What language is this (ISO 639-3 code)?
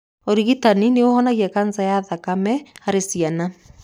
kik